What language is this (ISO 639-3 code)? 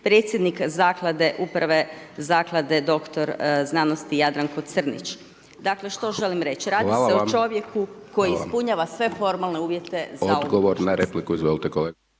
hrv